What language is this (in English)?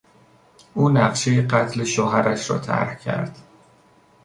Persian